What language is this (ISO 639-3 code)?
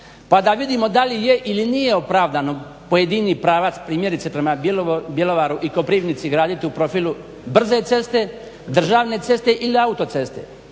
hrv